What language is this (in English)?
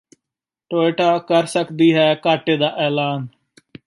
Punjabi